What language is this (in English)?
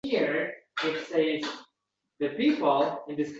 Uzbek